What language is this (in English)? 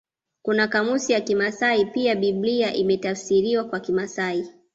Swahili